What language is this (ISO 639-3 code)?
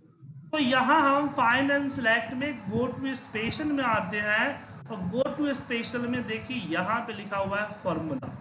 hin